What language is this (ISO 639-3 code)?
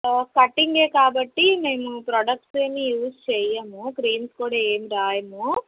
tel